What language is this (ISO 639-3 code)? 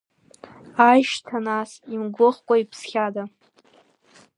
abk